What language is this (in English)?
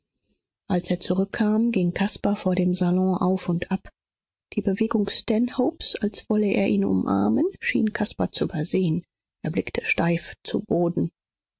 German